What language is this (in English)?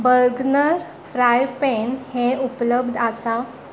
Konkani